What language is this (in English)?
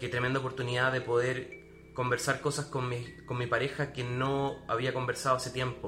Spanish